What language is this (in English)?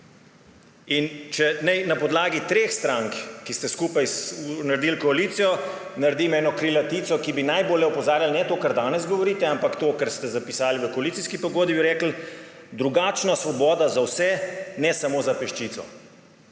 Slovenian